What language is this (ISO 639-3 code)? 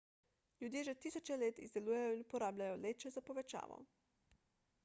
slv